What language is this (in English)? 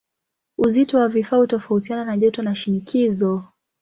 Swahili